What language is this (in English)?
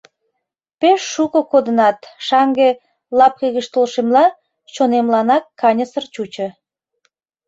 Mari